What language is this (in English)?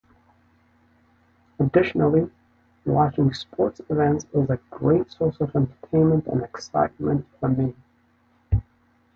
English